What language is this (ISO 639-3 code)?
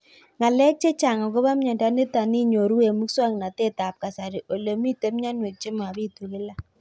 kln